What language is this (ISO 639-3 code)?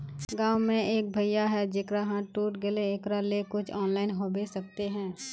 mag